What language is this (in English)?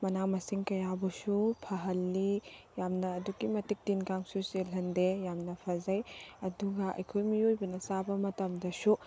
Manipuri